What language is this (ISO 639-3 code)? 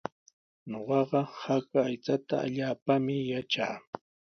qws